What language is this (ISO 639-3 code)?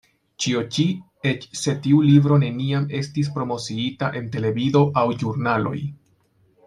epo